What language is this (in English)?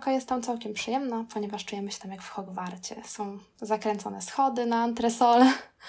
Polish